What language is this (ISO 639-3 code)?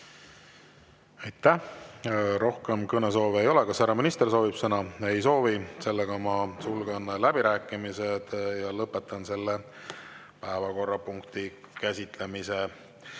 est